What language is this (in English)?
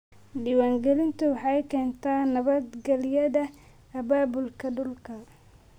Somali